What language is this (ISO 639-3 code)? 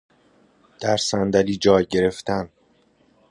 fas